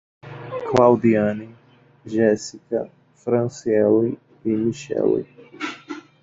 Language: Portuguese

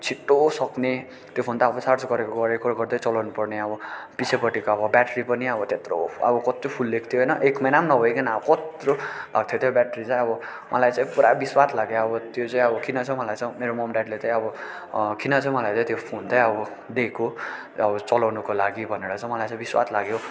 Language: Nepali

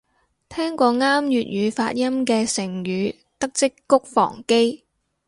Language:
Cantonese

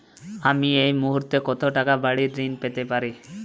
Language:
Bangla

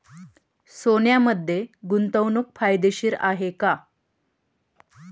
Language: Marathi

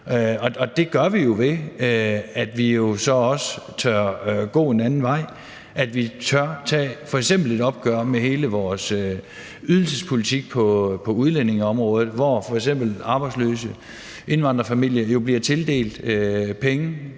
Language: Danish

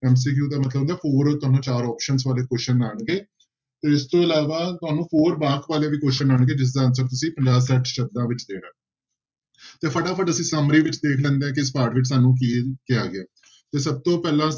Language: Punjabi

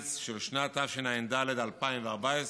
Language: Hebrew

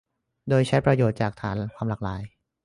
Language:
Thai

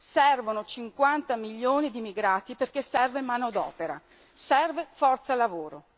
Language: Italian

